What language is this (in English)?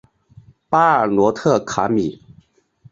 Chinese